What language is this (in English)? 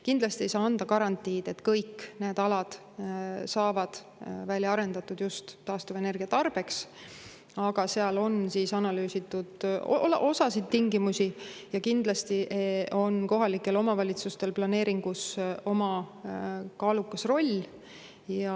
Estonian